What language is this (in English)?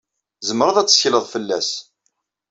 Kabyle